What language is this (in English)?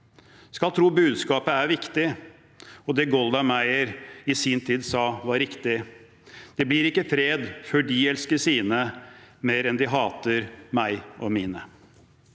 Norwegian